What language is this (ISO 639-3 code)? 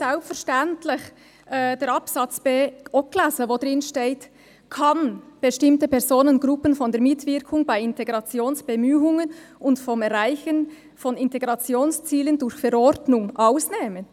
gsw